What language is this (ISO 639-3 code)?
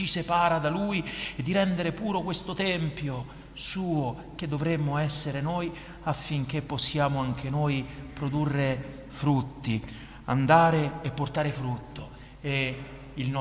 ita